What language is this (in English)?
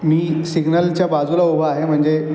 Marathi